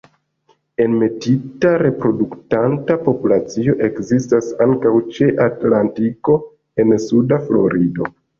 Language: Esperanto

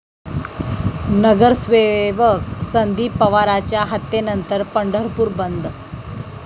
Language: Marathi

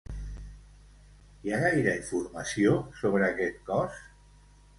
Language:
Catalan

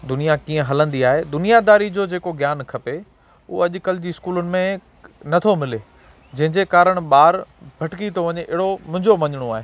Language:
Sindhi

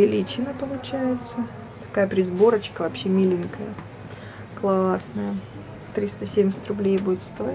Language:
Russian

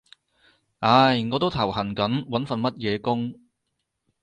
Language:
Cantonese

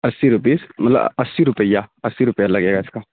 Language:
Urdu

